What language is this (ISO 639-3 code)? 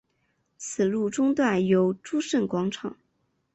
zho